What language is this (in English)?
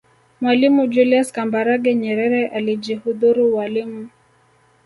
Swahili